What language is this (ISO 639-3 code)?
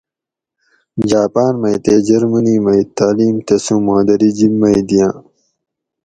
gwc